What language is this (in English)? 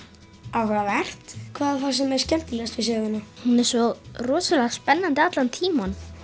Icelandic